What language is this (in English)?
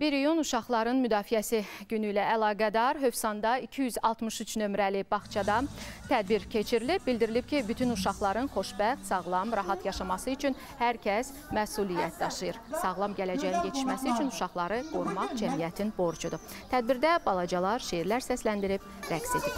Turkish